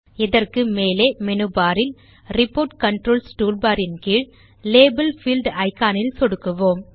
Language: Tamil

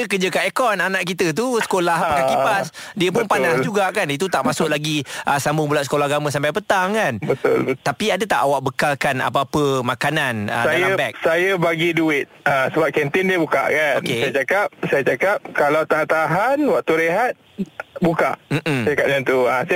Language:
Malay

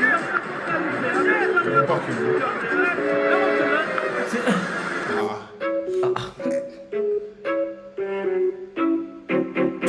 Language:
Turkish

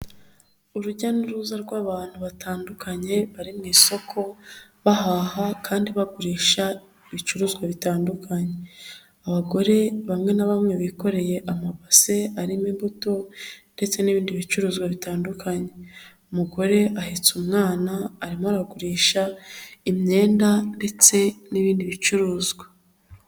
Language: Kinyarwanda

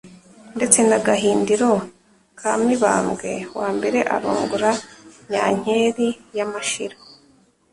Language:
Kinyarwanda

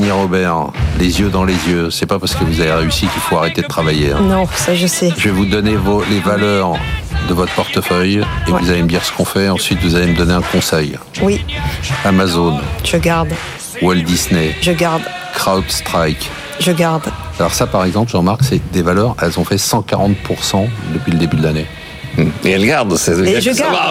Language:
French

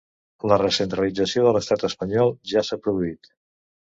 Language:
Catalan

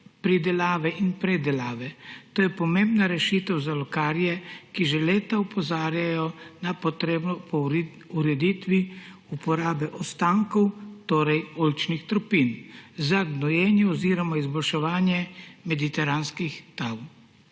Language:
Slovenian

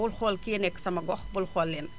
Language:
Wolof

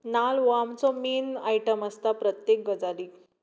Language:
Konkani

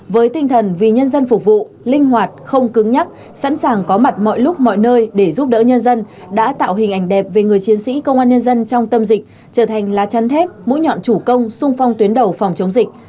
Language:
Vietnamese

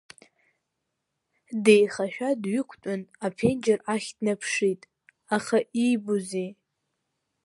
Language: Abkhazian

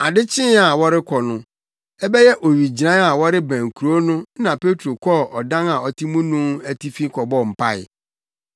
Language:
Akan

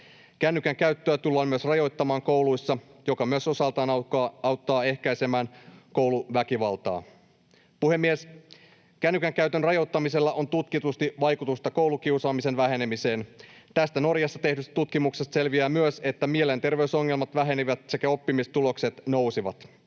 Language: Finnish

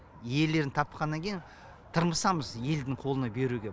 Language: Kazakh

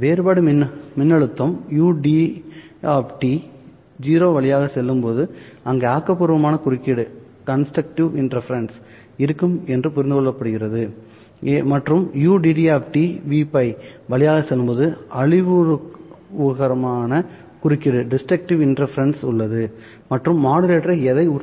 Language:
Tamil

